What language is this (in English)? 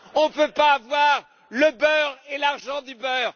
French